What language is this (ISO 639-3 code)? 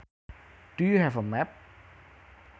jav